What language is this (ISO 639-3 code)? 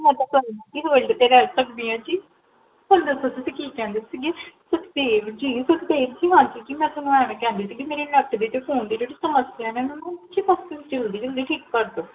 pan